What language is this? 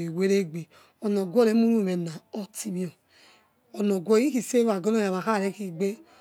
Yekhee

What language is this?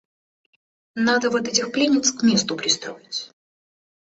Russian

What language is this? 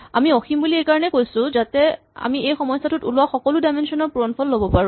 Assamese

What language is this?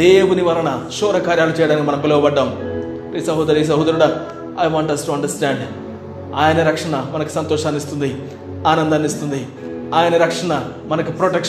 Telugu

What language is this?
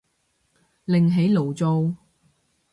Cantonese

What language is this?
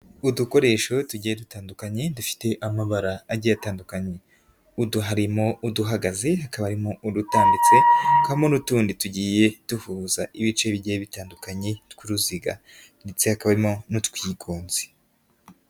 Kinyarwanda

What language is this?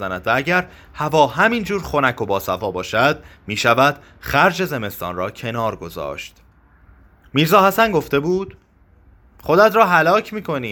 Persian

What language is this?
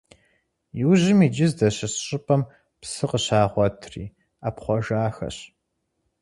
Kabardian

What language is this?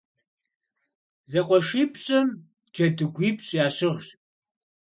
Kabardian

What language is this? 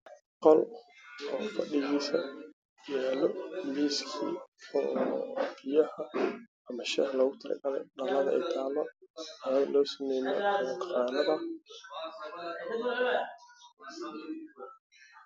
Somali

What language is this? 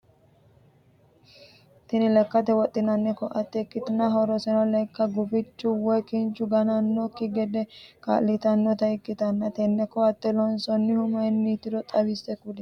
Sidamo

